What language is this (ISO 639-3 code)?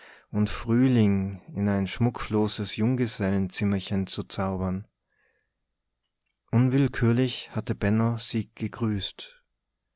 deu